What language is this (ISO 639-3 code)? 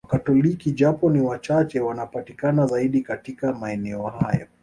swa